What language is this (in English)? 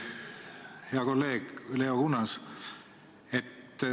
Estonian